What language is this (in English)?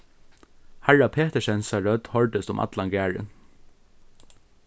Faroese